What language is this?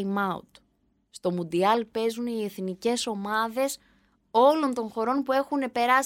Greek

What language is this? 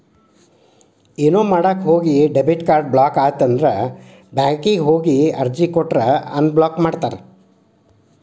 Kannada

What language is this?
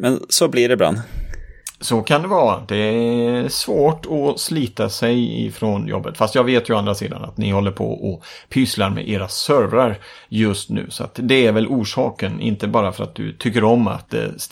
Swedish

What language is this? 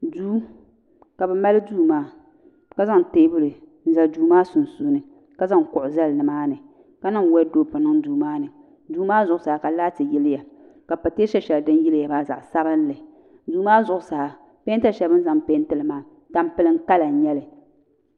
Dagbani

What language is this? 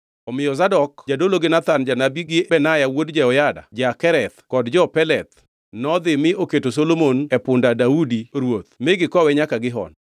Luo (Kenya and Tanzania)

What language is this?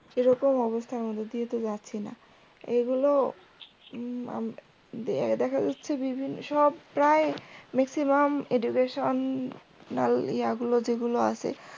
Bangla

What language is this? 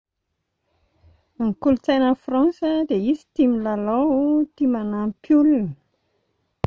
Malagasy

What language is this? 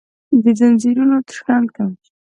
Pashto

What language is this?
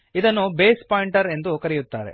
Kannada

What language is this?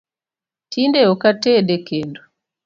Luo (Kenya and Tanzania)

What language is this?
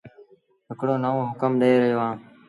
Sindhi Bhil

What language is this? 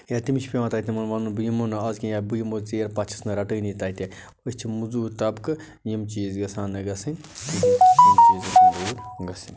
Kashmiri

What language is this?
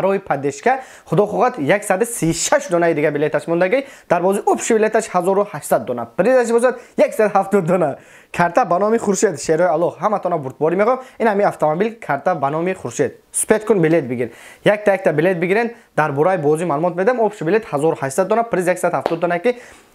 Turkish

